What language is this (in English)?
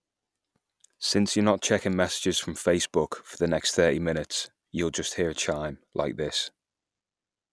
English